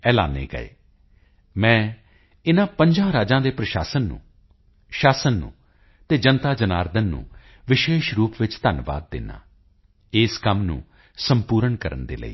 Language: Punjabi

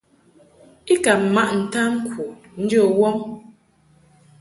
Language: Mungaka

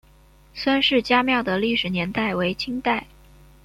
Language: Chinese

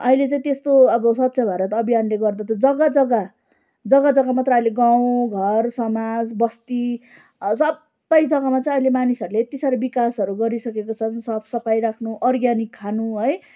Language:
Nepali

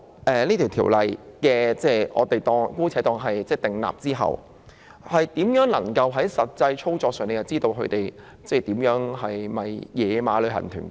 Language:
Cantonese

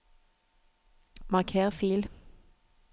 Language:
Norwegian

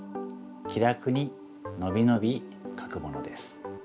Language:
Japanese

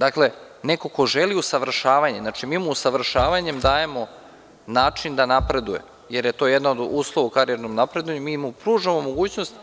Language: Serbian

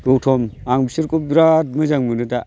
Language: Bodo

